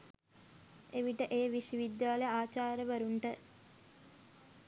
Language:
Sinhala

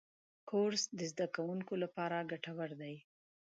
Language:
Pashto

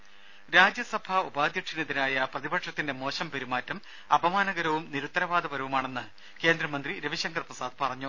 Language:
Malayalam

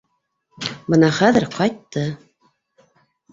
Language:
Bashkir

